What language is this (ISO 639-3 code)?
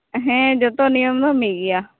sat